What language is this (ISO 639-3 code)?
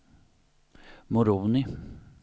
swe